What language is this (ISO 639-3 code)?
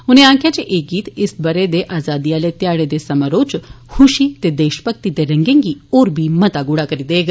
doi